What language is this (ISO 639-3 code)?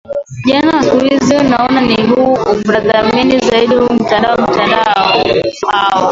swa